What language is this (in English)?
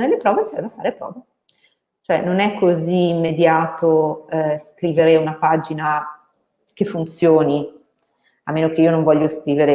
Italian